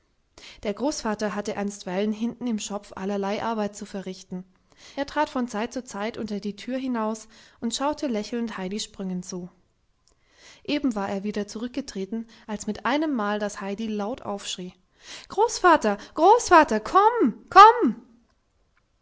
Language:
German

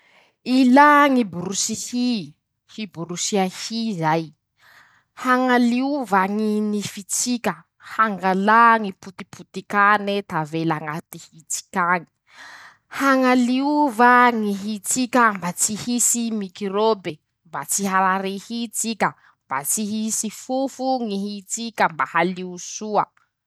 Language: Masikoro Malagasy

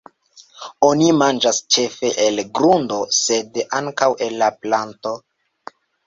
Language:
Esperanto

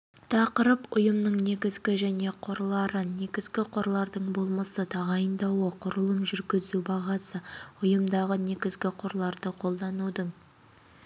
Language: Kazakh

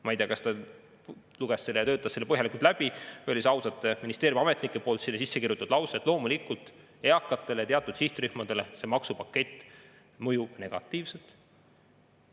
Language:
Estonian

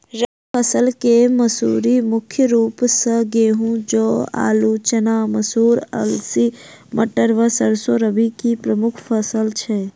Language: Maithili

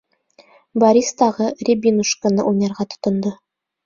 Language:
Bashkir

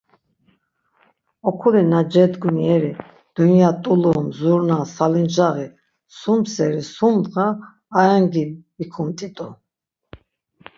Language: Laz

